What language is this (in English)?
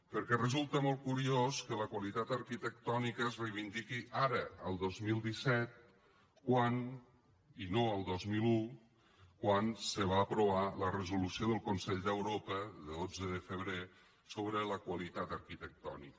Catalan